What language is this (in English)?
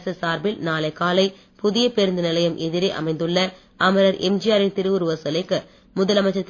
Tamil